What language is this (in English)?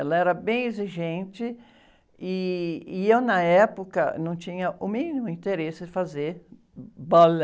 Portuguese